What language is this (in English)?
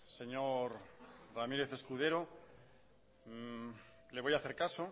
Spanish